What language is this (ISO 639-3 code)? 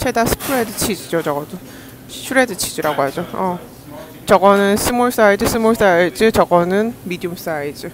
kor